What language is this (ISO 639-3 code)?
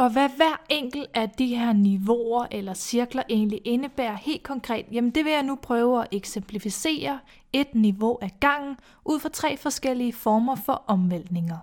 dan